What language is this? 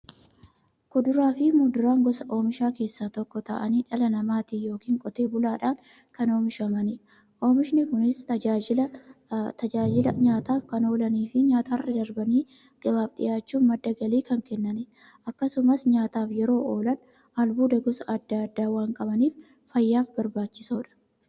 Oromo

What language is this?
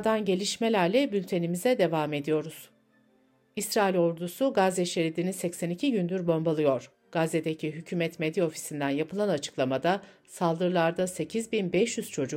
Turkish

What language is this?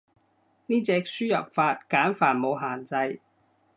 Cantonese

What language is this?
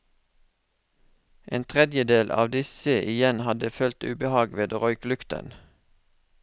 Norwegian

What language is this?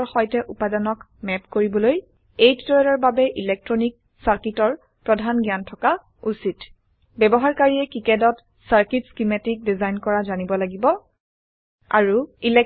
Assamese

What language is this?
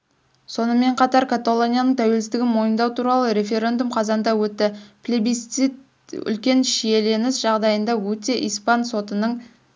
Kazakh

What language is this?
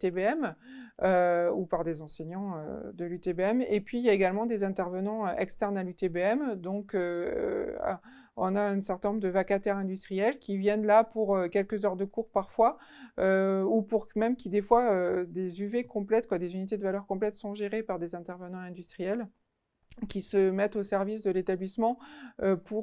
French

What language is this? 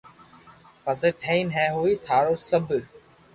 Loarki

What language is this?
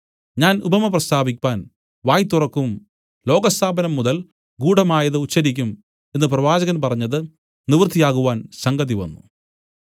Malayalam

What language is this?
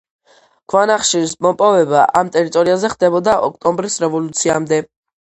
Georgian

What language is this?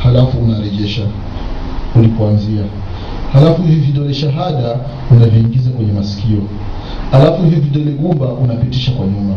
Swahili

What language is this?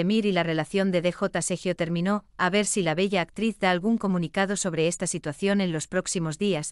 Spanish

